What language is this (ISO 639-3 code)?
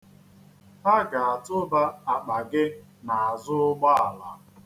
ibo